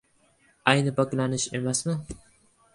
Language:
Uzbek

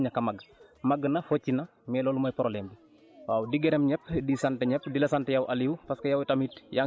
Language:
Wolof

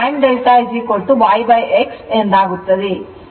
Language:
Kannada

